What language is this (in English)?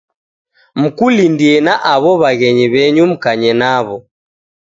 Taita